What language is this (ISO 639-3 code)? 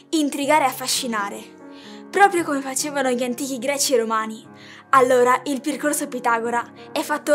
ita